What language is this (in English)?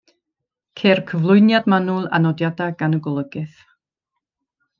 Welsh